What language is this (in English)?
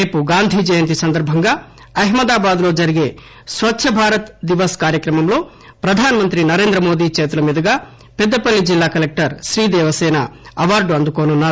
Telugu